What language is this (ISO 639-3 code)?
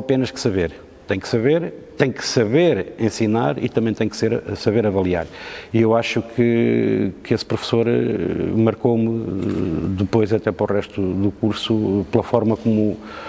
por